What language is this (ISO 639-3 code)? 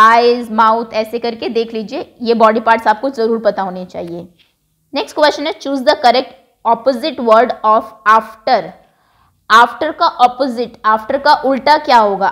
hin